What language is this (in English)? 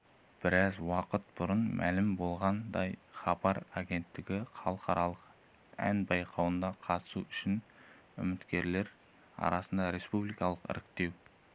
Kazakh